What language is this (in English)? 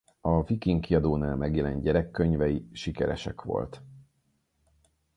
Hungarian